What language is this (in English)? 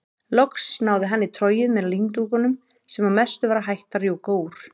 Icelandic